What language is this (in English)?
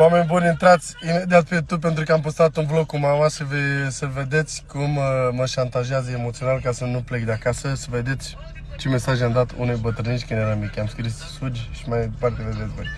Romanian